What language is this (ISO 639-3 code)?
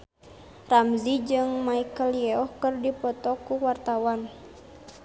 sun